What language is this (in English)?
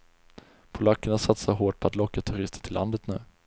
Swedish